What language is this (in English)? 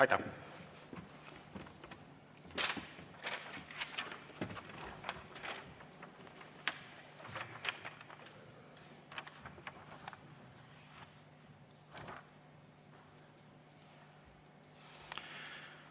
Estonian